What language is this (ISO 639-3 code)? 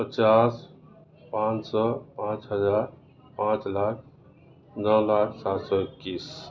urd